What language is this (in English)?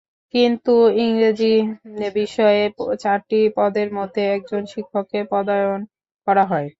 Bangla